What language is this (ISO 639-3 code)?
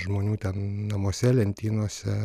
lit